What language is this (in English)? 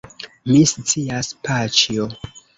Esperanto